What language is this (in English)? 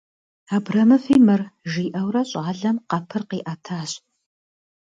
Kabardian